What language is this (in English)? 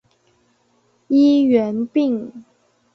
Chinese